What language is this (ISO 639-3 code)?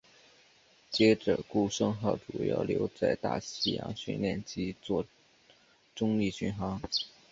zho